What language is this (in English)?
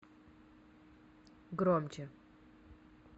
Russian